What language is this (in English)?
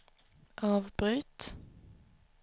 Swedish